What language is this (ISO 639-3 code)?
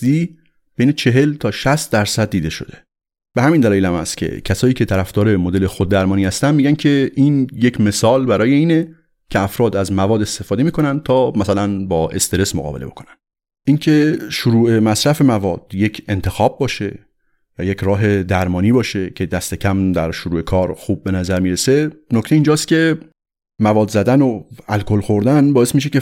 fas